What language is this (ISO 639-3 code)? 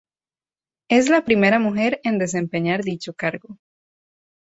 spa